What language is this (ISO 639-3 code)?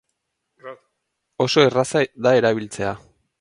eus